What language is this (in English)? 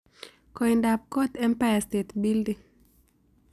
Kalenjin